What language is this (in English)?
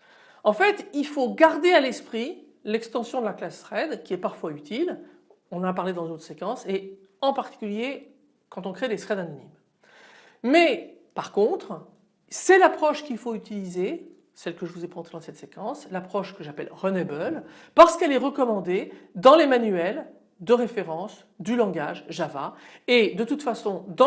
French